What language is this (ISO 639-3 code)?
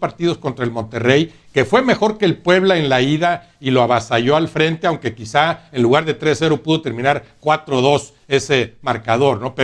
spa